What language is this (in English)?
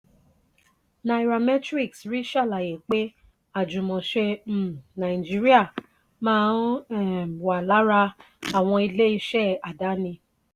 Yoruba